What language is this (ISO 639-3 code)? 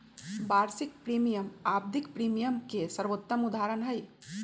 mag